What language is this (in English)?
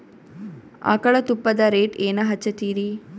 Kannada